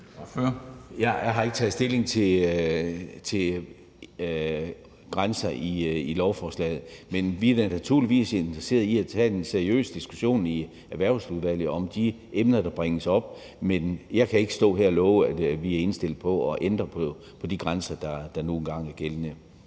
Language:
Danish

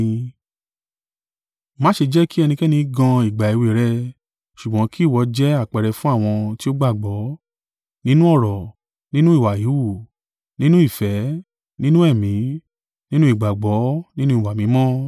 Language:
Yoruba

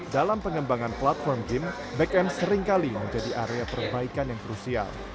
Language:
Indonesian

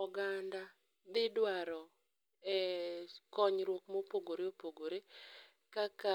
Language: Luo (Kenya and Tanzania)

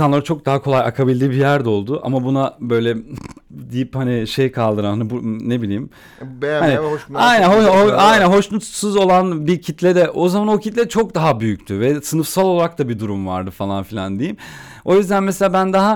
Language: Turkish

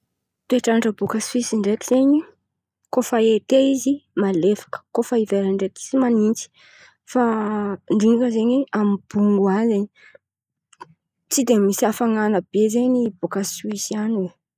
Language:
Antankarana Malagasy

